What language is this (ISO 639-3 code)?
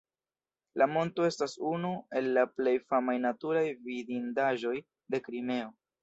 epo